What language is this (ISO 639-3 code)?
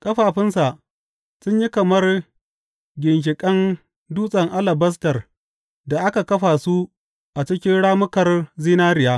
hau